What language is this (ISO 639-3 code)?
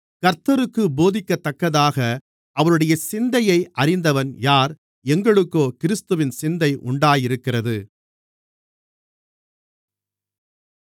tam